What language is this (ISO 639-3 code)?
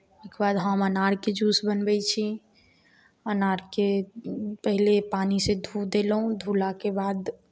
mai